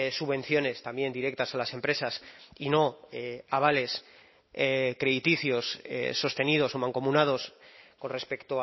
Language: Spanish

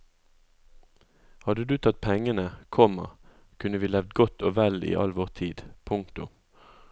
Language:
Norwegian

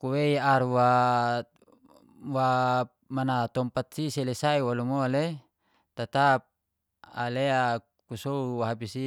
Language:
Geser-Gorom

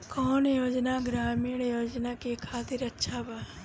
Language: Bhojpuri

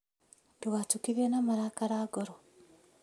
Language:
Kikuyu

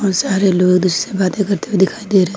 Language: Hindi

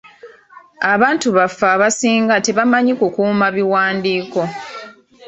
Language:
Ganda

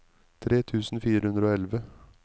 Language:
Norwegian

